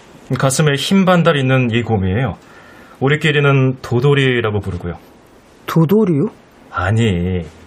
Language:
Korean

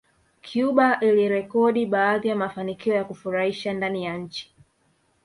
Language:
Swahili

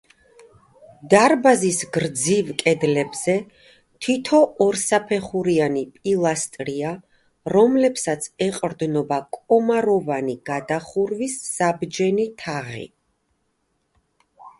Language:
Georgian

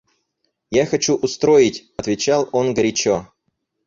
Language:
Russian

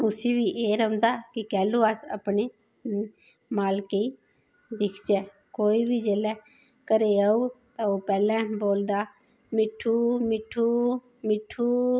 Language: Dogri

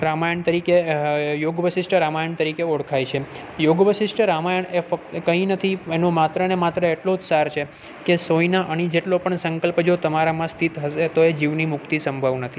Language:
Gujarati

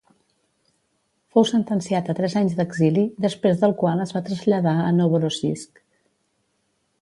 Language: Catalan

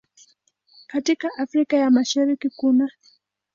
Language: Swahili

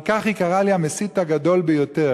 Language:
Hebrew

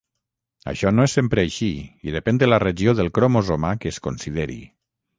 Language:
Catalan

